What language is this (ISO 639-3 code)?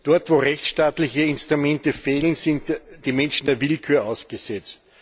deu